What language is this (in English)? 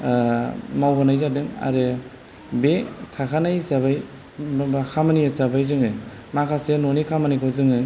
Bodo